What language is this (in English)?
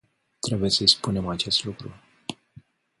Romanian